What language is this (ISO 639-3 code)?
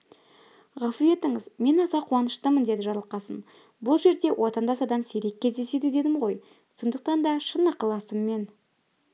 kaz